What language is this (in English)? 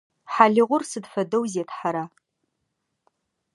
Adyghe